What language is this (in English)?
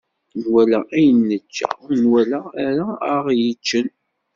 Kabyle